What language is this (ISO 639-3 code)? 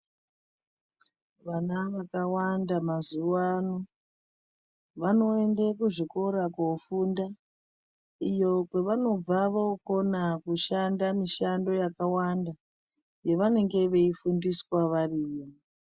ndc